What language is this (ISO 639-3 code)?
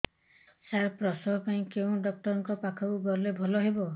ori